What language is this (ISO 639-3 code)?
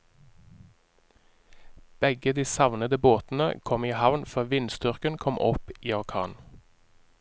nor